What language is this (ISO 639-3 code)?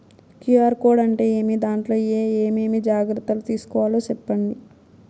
tel